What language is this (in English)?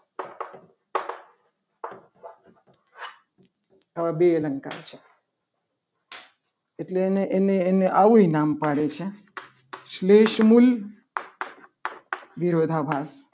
Gujarati